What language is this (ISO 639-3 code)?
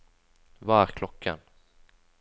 nor